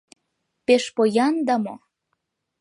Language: Mari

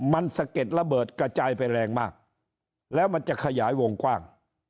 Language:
Thai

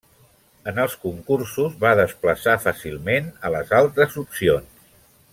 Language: Catalan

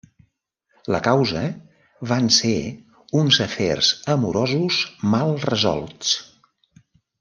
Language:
Catalan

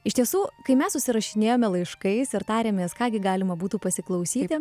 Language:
Lithuanian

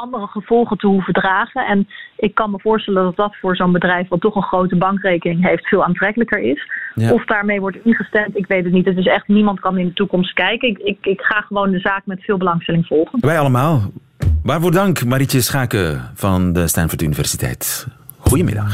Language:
Dutch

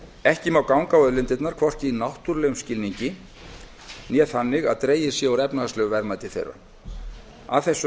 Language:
Icelandic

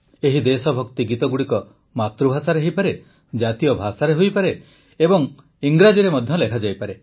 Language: Odia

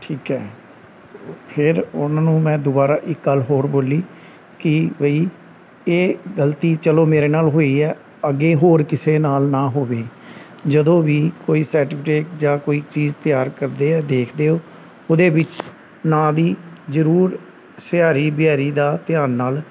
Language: Punjabi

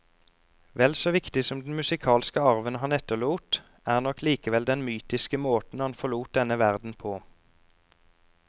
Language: Norwegian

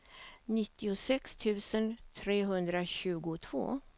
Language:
Swedish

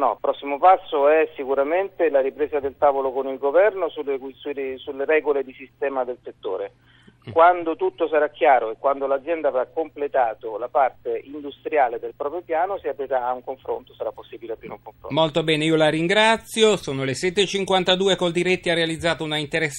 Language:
Italian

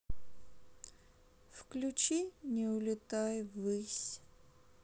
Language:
Russian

